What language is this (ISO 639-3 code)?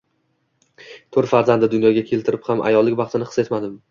uzb